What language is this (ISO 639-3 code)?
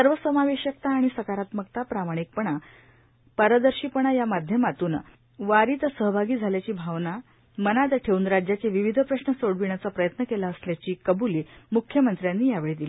mar